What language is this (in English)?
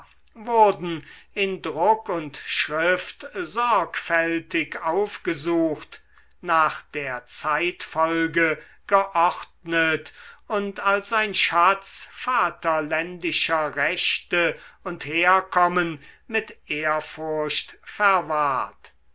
German